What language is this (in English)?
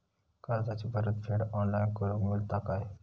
Marathi